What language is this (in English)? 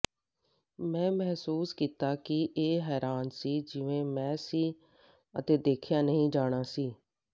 Punjabi